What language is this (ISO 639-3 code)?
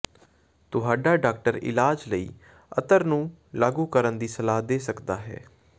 pan